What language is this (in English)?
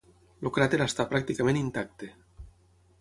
Catalan